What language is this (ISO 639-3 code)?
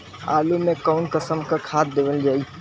bho